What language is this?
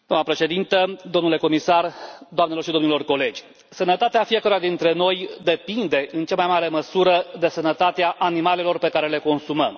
Romanian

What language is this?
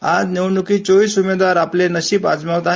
Marathi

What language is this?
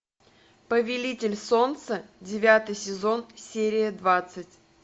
Russian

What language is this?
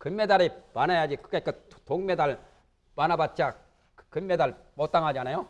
Korean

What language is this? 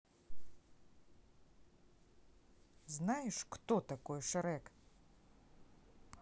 Russian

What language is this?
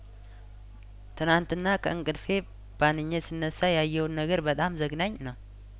Amharic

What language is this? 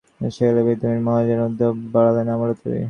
Bangla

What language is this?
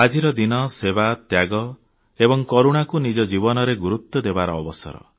Odia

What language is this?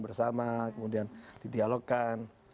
Indonesian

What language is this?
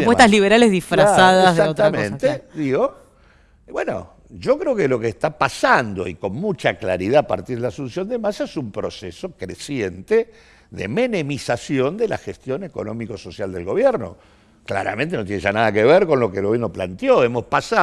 Spanish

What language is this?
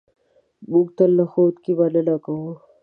Pashto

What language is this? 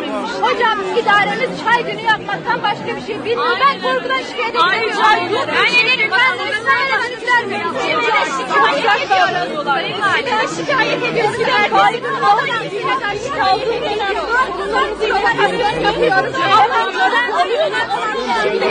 Turkish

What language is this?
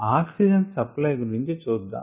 Telugu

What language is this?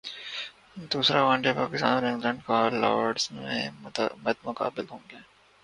Urdu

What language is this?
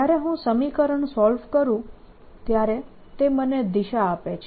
Gujarati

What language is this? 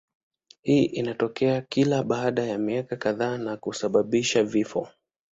Swahili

